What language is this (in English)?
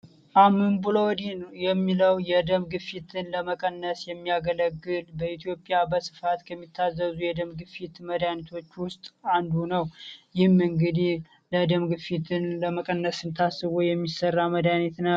Amharic